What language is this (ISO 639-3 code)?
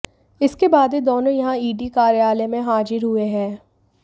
hin